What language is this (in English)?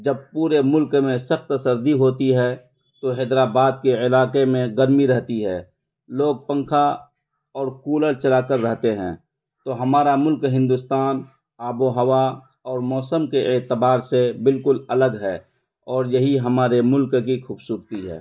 Urdu